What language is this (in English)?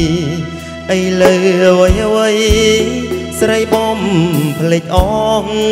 Thai